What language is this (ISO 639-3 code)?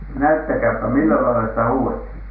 fin